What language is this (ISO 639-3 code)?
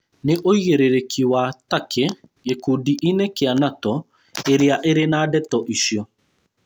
kik